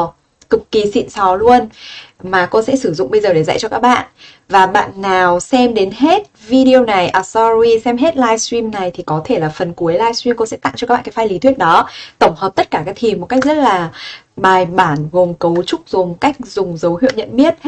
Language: Vietnamese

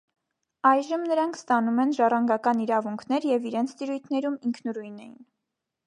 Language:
Armenian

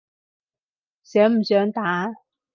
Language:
Cantonese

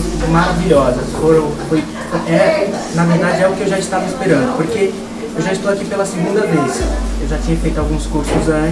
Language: Portuguese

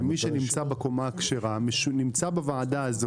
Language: Hebrew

